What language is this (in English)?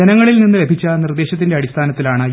Malayalam